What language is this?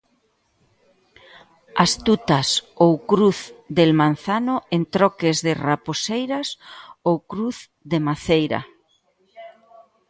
Galician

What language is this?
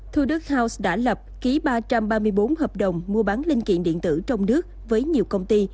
Vietnamese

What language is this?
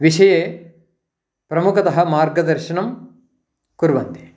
Sanskrit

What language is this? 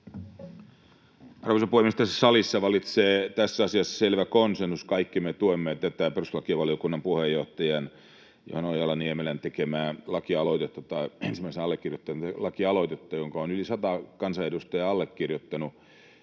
Finnish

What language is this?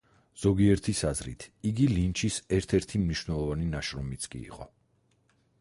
Georgian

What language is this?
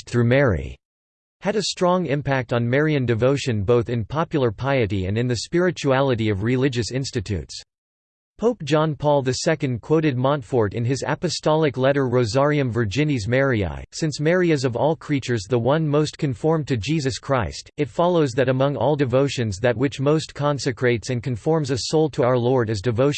English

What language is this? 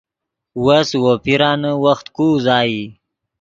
Yidgha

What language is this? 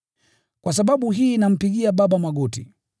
Swahili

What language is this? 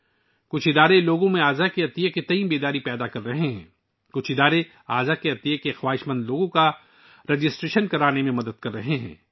Urdu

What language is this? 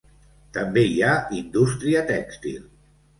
Catalan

